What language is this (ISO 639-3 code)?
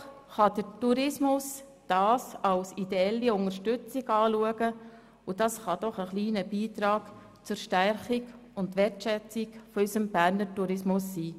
gsw